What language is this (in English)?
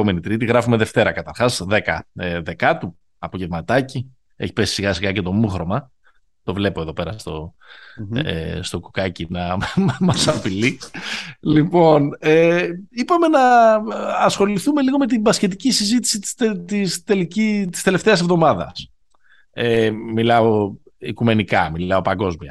Greek